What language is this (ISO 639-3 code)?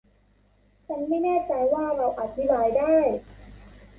tha